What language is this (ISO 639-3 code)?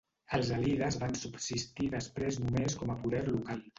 cat